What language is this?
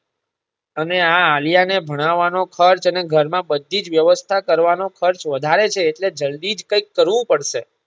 Gujarati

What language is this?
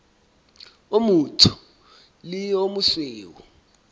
Southern Sotho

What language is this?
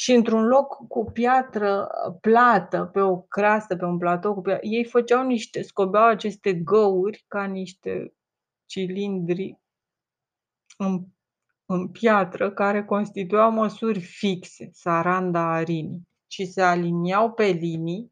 Romanian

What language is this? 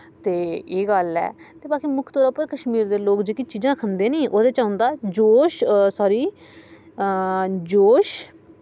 Dogri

